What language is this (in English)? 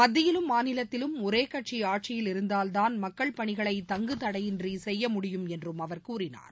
Tamil